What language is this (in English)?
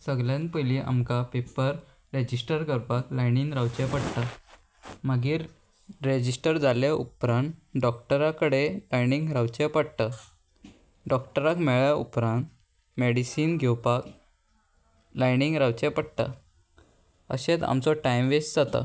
Konkani